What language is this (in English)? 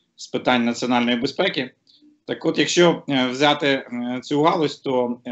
Ukrainian